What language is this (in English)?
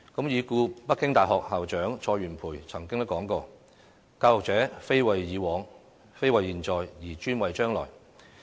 Cantonese